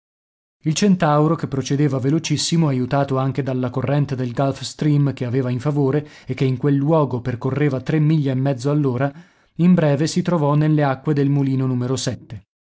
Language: Italian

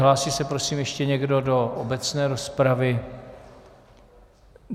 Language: Czech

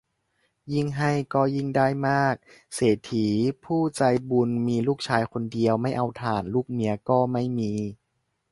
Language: Thai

